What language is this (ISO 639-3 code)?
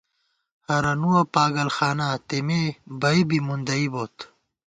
gwt